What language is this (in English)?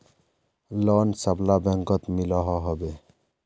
Magahi